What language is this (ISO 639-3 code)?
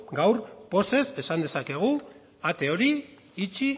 eus